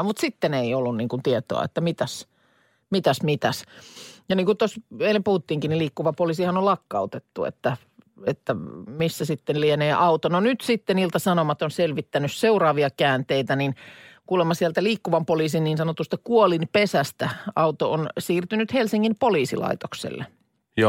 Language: Finnish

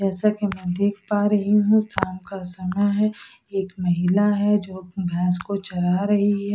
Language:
Hindi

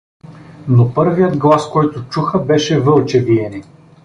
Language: Bulgarian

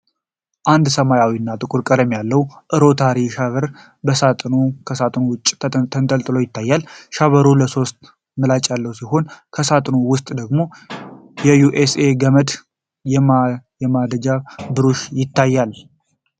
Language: Amharic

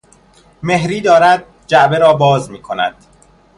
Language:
Persian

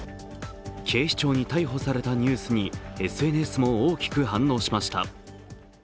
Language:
Japanese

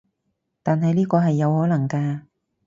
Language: Cantonese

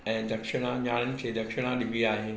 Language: Sindhi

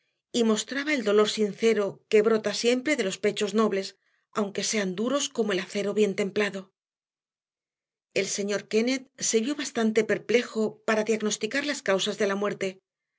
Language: Spanish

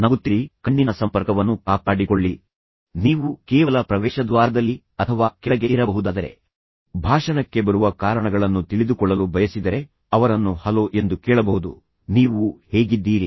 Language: Kannada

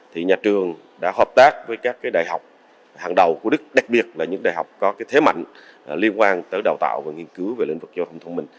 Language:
Vietnamese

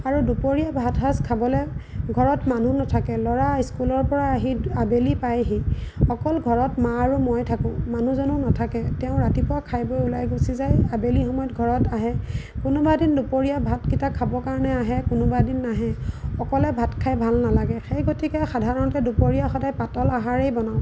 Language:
Assamese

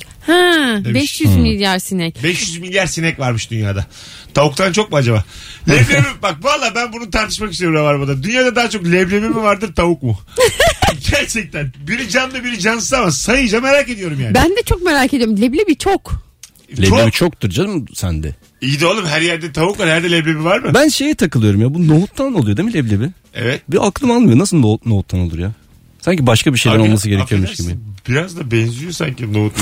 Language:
Turkish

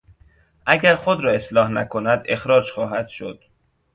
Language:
Persian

